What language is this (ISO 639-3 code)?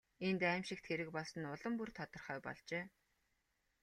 mon